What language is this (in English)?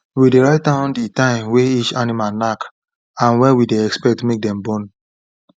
Nigerian Pidgin